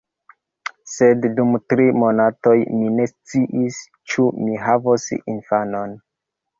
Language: Esperanto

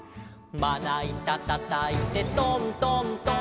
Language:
Japanese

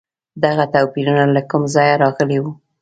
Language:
Pashto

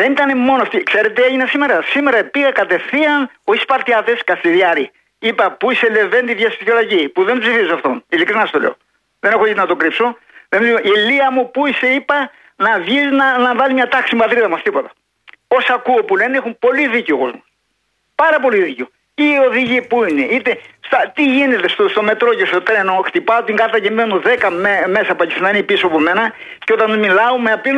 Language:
Greek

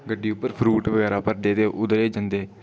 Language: Dogri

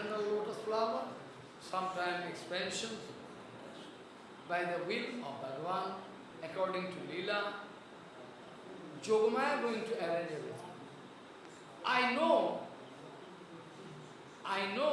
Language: Russian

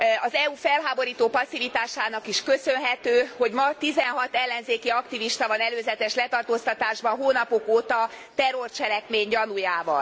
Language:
Hungarian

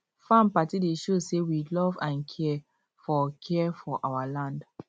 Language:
Nigerian Pidgin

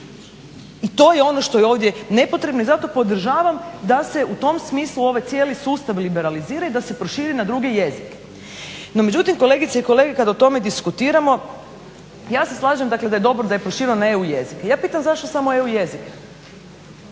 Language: Croatian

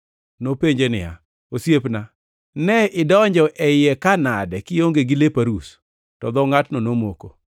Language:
Luo (Kenya and Tanzania)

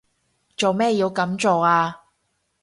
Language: Cantonese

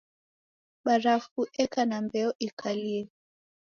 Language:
Taita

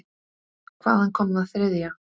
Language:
Icelandic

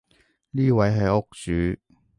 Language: Cantonese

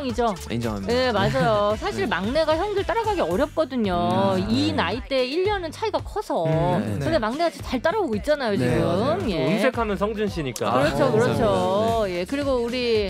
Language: Korean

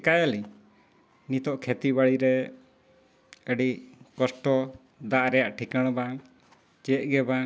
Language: Santali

